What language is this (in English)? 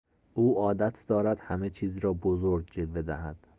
Persian